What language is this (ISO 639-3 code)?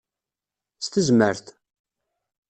kab